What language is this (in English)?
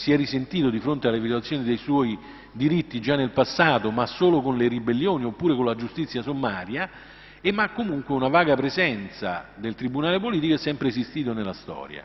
Italian